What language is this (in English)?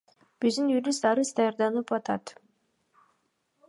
Kyrgyz